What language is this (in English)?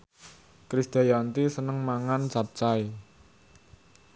Javanese